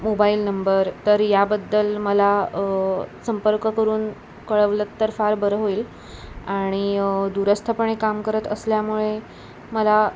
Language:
Marathi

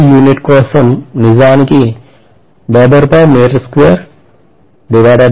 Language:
Telugu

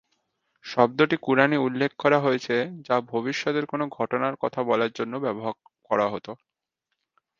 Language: Bangla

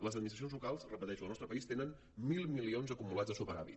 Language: Catalan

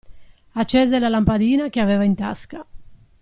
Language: Italian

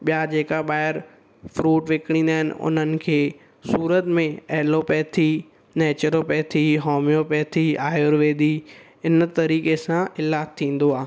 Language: Sindhi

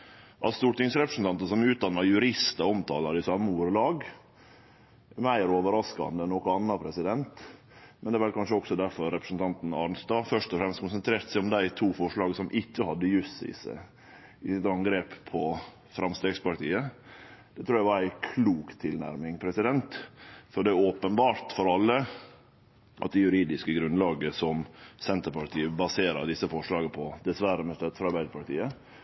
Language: Norwegian Nynorsk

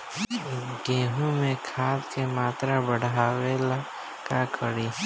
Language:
Bhojpuri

